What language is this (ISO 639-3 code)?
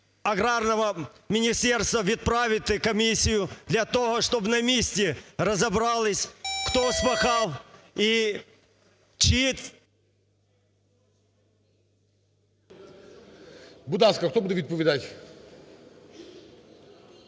ukr